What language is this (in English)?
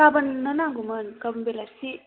Bodo